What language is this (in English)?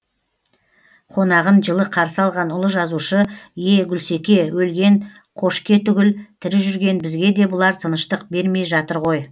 Kazakh